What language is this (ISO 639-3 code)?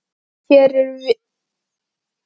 isl